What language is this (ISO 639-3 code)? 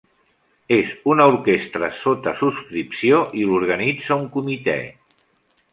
cat